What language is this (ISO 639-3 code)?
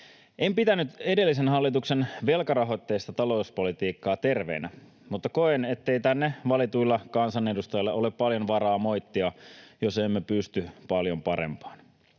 fin